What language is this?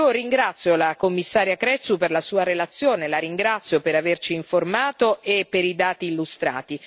Italian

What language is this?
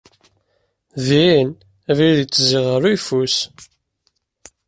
Kabyle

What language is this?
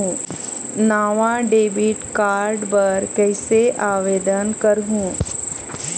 Chhattisgarhi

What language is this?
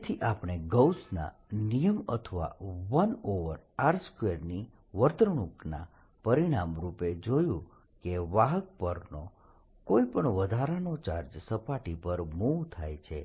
Gujarati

